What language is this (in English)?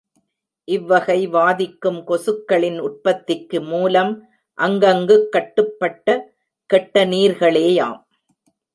Tamil